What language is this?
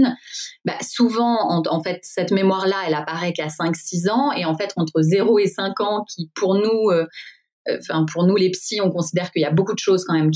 French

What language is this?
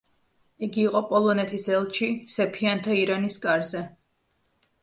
Georgian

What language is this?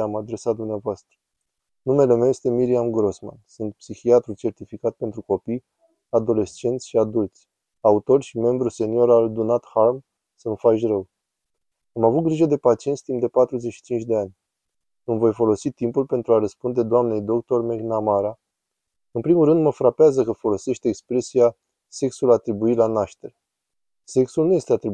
Romanian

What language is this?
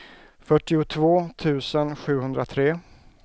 Swedish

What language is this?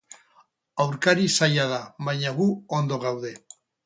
Basque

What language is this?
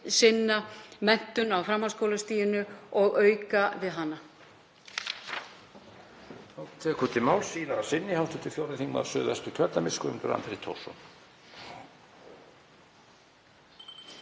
Icelandic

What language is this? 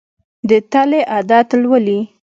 Pashto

